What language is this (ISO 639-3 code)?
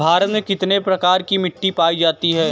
hin